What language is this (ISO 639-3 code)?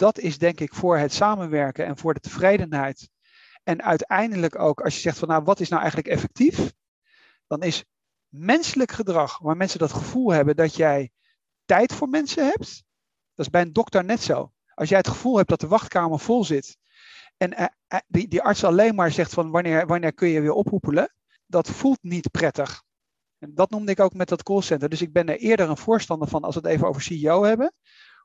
nld